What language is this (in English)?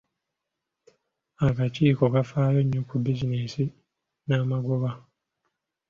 Ganda